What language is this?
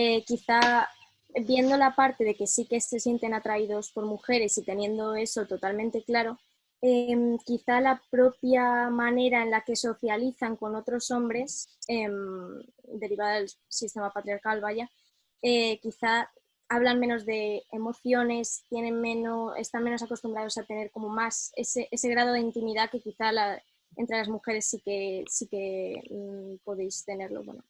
Spanish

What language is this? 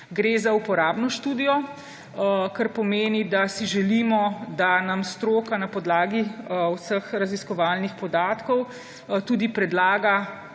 Slovenian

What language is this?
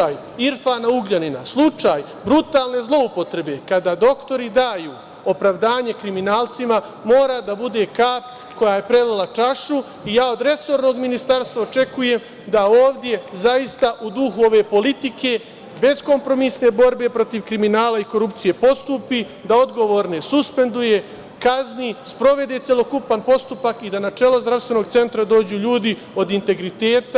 Serbian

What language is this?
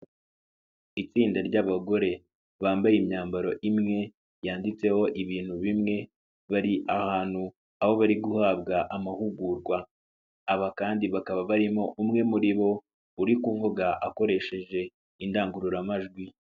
Kinyarwanda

